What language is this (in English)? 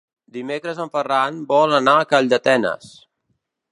Catalan